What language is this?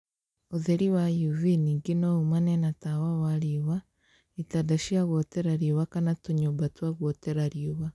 Kikuyu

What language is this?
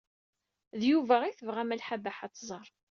Kabyle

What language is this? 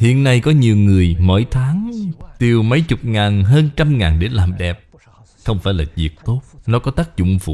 Vietnamese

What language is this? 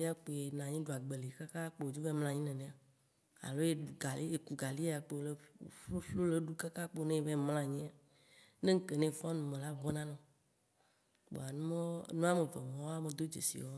Waci Gbe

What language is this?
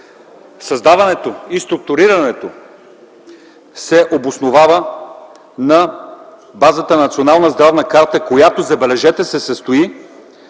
Bulgarian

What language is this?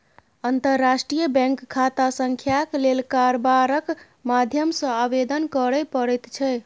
Maithili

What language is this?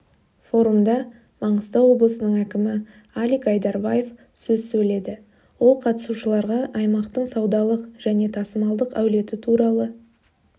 Kazakh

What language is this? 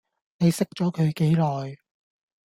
Cantonese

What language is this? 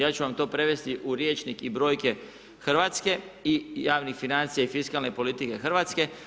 Croatian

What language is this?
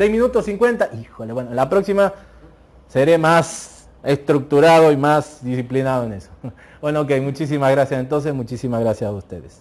Spanish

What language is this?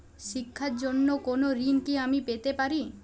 Bangla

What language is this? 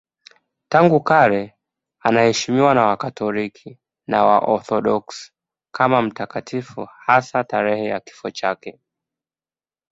Swahili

